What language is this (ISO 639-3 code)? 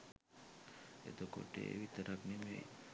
sin